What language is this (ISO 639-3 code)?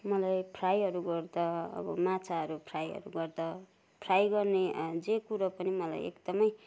nep